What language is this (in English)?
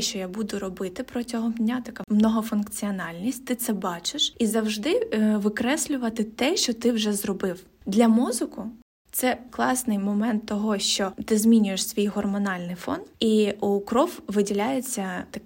Ukrainian